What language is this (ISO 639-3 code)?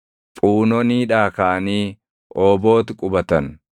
orm